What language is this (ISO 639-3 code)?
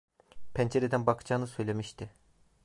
tur